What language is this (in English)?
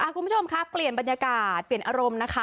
Thai